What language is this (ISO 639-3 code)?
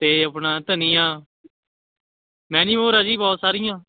pan